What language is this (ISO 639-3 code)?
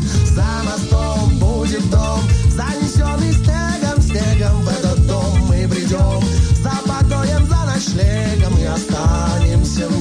rus